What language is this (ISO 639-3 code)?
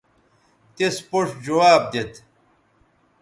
btv